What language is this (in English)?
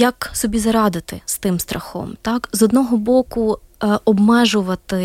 Ukrainian